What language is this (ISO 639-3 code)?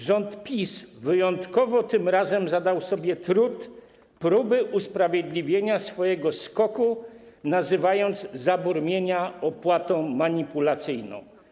pol